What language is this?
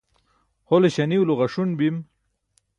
Burushaski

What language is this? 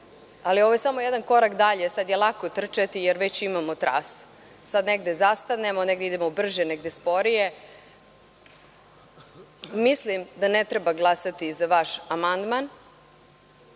Serbian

